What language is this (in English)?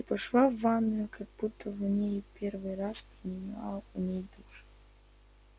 Russian